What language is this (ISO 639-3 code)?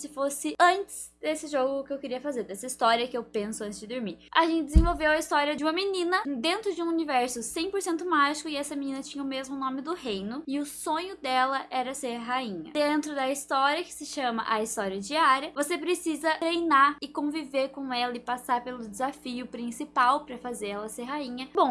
por